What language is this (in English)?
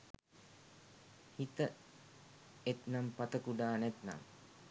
Sinhala